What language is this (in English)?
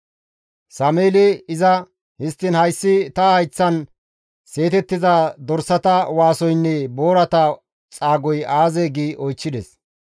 Gamo